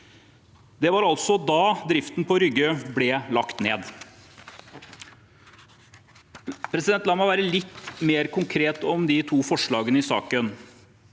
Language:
Norwegian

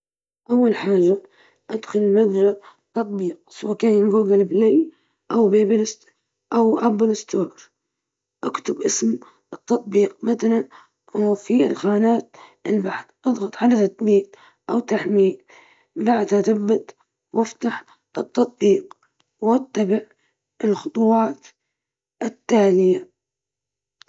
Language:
Libyan Arabic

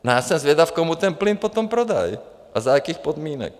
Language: Czech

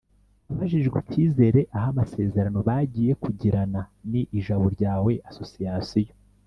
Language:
Kinyarwanda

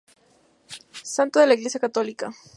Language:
Spanish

